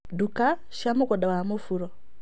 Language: Kikuyu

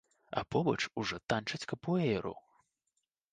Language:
Belarusian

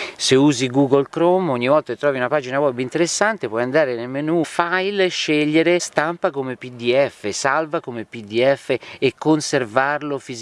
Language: Italian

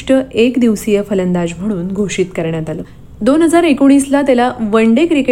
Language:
Marathi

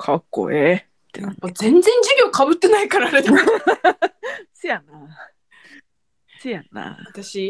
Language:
Japanese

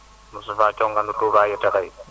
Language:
Wolof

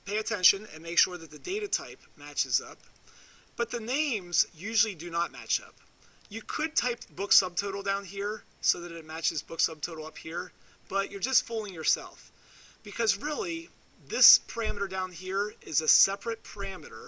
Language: English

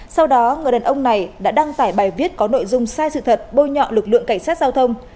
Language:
Vietnamese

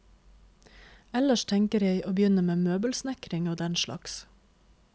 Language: Norwegian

